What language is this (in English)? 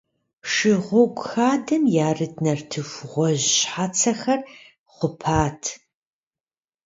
Kabardian